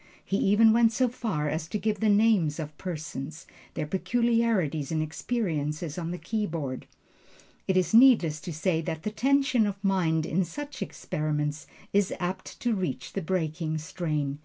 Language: English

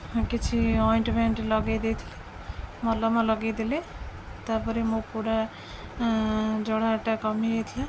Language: Odia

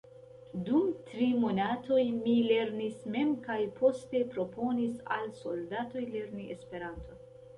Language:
Esperanto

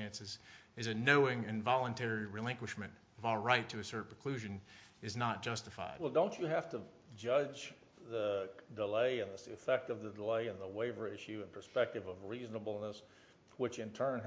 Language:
English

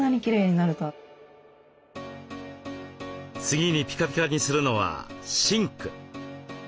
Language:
Japanese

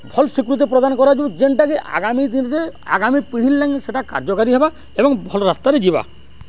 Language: Odia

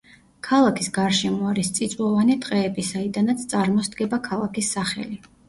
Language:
Georgian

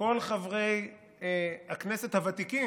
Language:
Hebrew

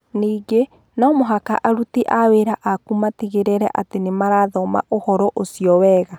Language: Kikuyu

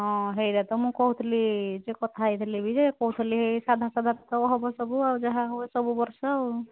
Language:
Odia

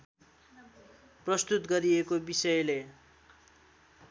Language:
Nepali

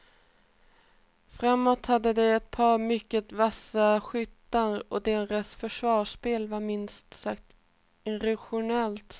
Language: Swedish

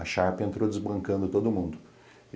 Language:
Portuguese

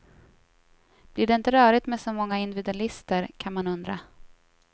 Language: Swedish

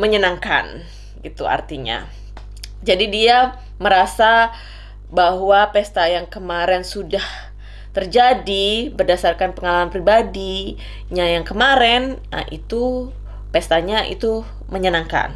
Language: Indonesian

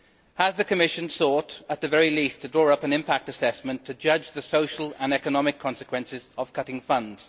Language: English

